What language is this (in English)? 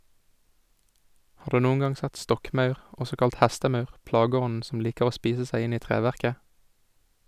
Norwegian